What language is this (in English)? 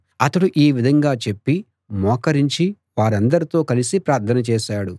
Telugu